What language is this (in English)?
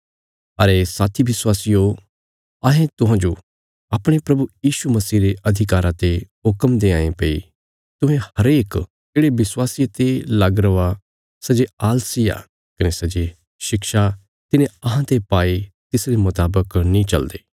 Bilaspuri